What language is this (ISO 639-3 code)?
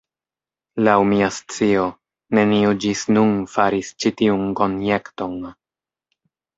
epo